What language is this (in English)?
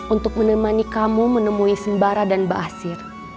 Indonesian